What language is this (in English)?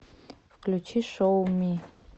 Russian